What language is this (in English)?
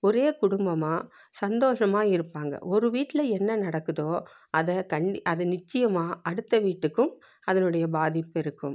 Tamil